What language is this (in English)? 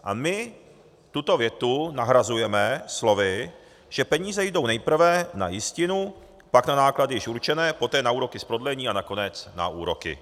Czech